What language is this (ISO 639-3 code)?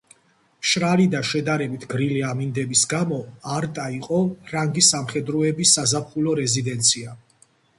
kat